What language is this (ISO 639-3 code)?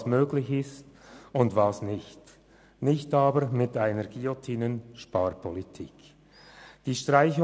gsw